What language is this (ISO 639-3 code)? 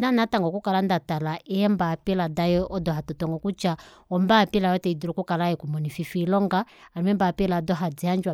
kua